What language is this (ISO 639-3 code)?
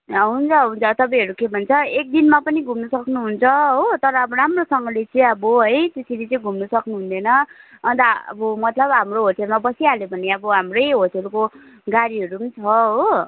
nep